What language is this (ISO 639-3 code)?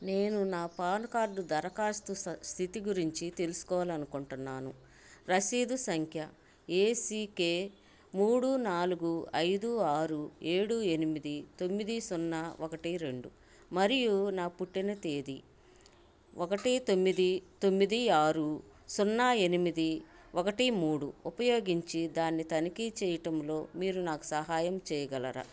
tel